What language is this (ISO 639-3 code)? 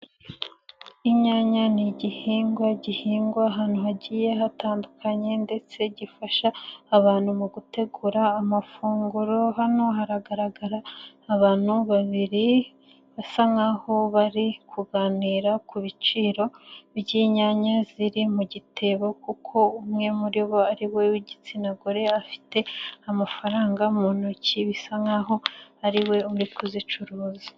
kin